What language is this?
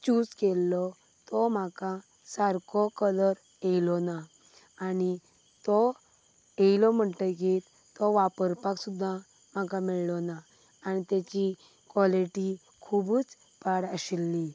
Konkani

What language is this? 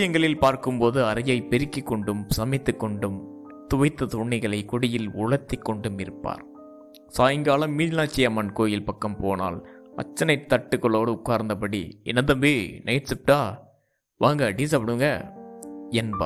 Tamil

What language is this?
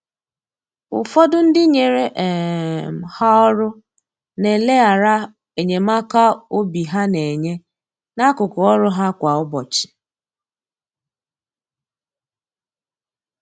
Igbo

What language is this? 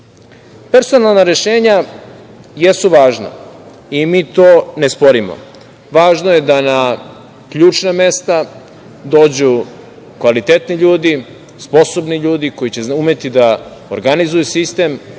Serbian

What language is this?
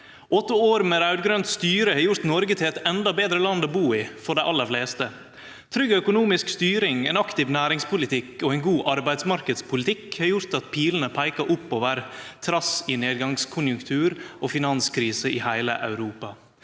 Norwegian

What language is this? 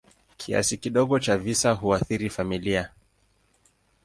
Swahili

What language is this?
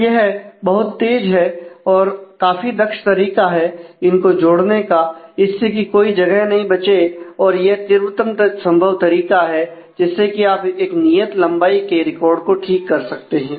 Hindi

